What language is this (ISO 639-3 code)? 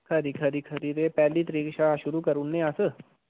doi